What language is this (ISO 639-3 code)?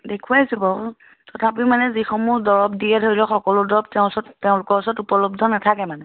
asm